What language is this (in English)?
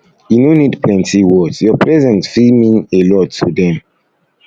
Nigerian Pidgin